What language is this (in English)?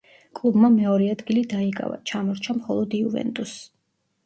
Georgian